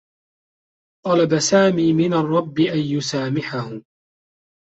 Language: Arabic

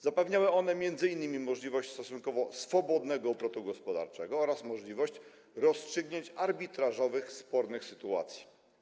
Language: Polish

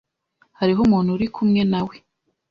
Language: Kinyarwanda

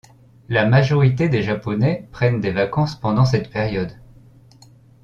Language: French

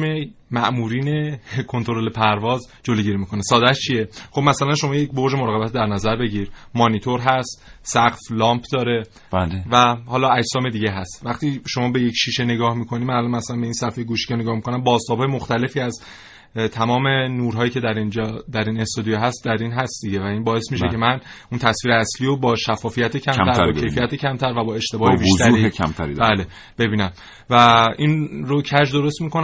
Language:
Persian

